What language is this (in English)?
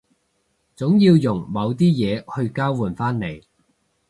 Cantonese